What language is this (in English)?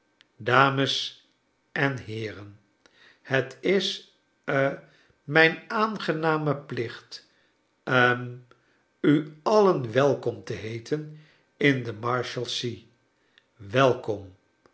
Dutch